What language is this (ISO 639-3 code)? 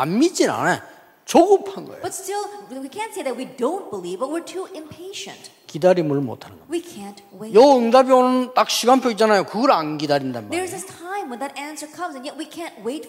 kor